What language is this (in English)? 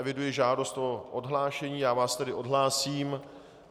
Czech